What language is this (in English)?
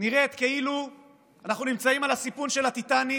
Hebrew